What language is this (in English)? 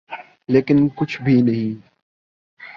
Urdu